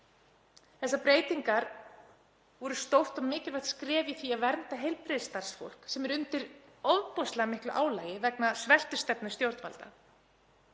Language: Icelandic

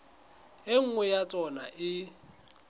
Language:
Southern Sotho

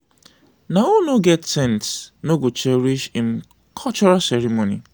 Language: Nigerian Pidgin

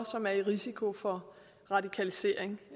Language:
Danish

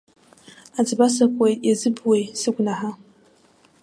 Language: Abkhazian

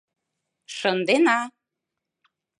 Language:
Mari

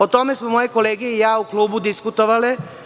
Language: Serbian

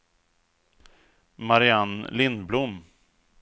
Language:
Swedish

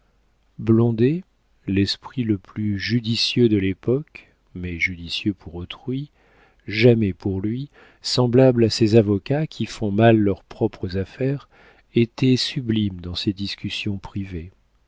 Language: French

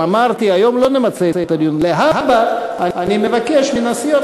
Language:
Hebrew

